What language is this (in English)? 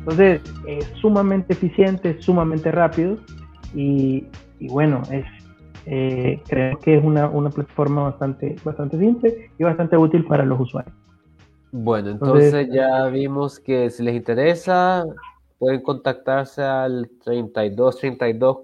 Spanish